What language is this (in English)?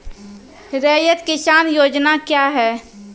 Maithili